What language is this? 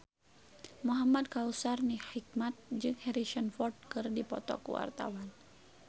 Sundanese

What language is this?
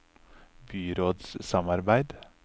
Norwegian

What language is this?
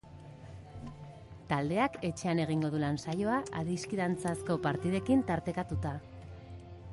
Basque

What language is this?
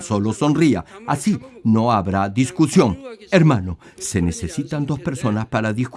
Spanish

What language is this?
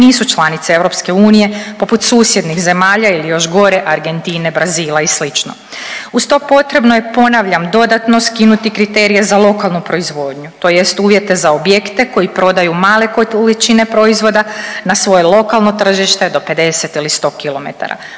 Croatian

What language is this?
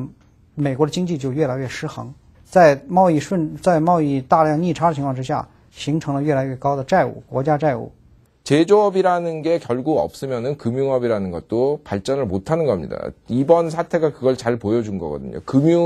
Korean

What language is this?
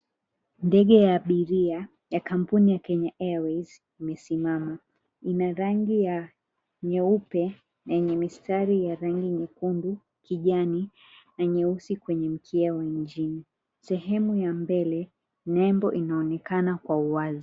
Swahili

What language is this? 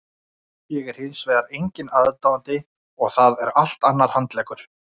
Icelandic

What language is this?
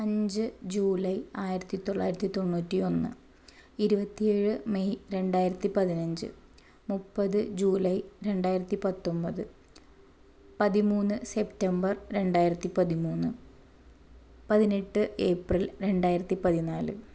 Malayalam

